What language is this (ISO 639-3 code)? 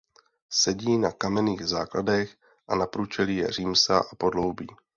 ces